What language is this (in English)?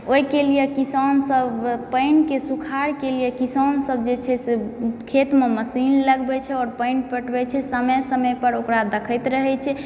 Maithili